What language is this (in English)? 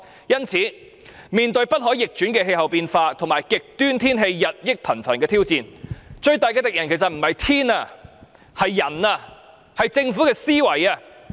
Cantonese